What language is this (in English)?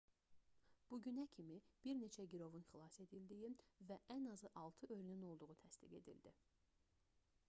Azerbaijani